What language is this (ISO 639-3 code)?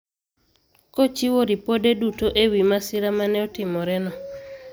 luo